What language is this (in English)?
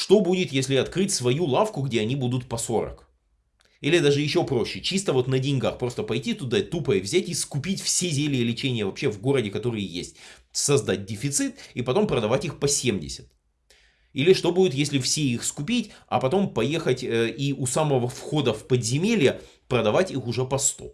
Russian